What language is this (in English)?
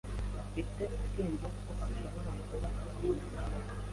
Kinyarwanda